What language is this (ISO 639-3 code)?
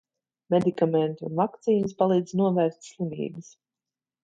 lav